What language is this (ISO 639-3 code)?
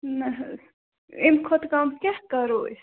kas